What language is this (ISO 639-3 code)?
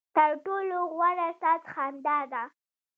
pus